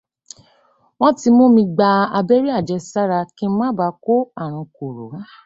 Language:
Yoruba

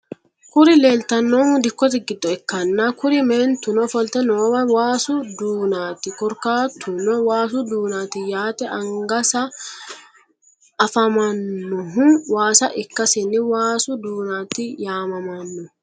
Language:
Sidamo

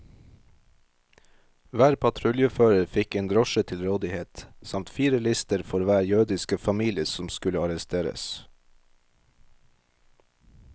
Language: Norwegian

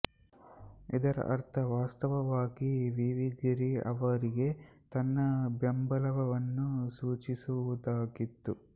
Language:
Kannada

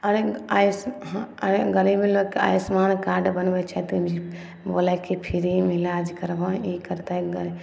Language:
Maithili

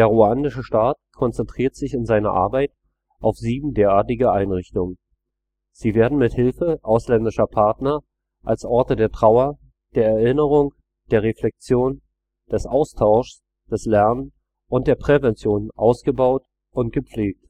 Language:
German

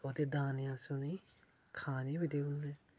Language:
Dogri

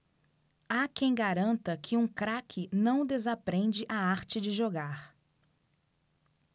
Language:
Portuguese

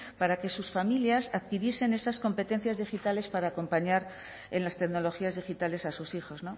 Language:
Spanish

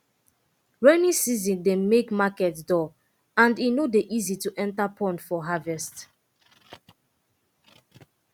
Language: Nigerian Pidgin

